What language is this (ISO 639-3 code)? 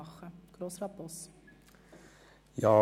gsw